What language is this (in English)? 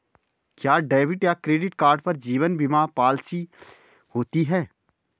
Hindi